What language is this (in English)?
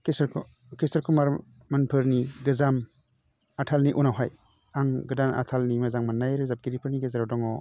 Bodo